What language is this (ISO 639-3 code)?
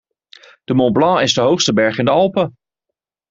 nld